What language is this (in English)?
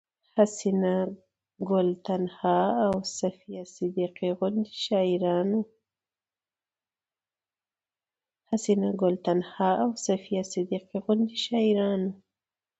Pashto